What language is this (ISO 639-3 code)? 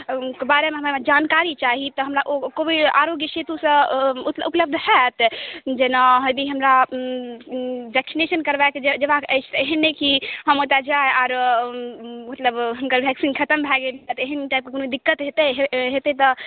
mai